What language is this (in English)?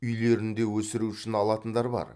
Kazakh